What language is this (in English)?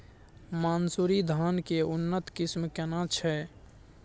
Maithili